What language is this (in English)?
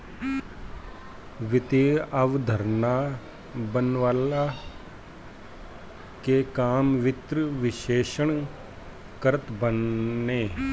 Bhojpuri